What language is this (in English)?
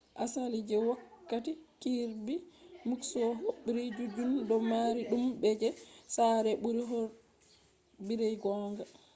Fula